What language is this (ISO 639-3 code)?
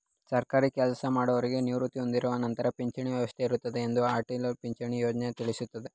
kan